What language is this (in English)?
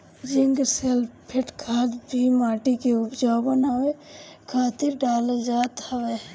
Bhojpuri